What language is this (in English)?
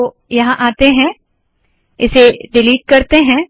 Hindi